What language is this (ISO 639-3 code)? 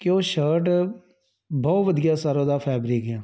pan